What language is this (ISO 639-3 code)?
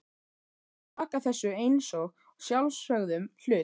isl